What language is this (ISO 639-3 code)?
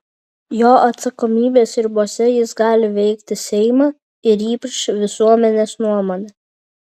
lit